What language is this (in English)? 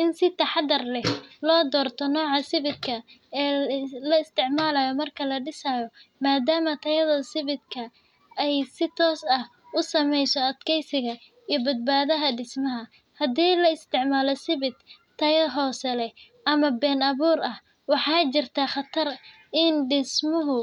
Somali